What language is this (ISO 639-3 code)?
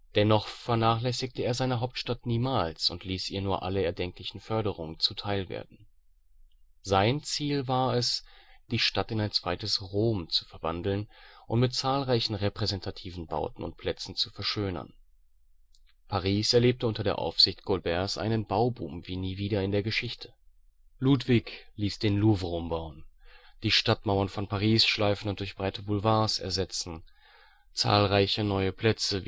deu